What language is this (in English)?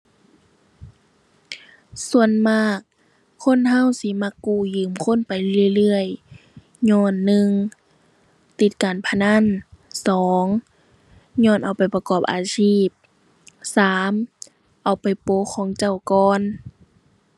Thai